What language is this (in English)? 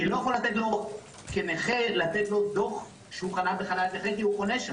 Hebrew